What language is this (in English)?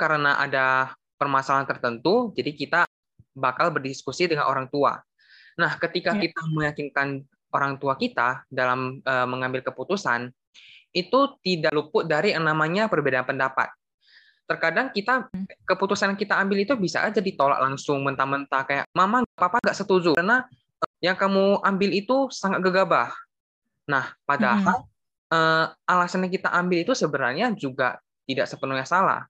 Indonesian